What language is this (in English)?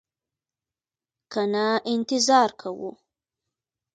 Pashto